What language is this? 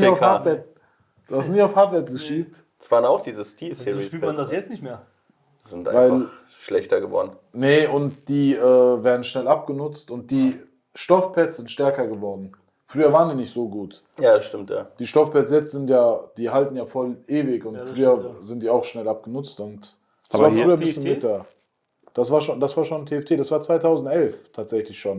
German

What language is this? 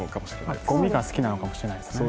Japanese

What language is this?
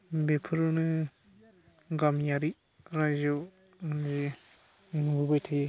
Bodo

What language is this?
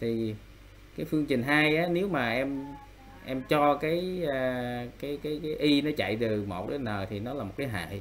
Vietnamese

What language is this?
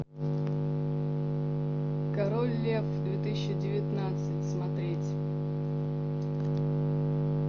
Russian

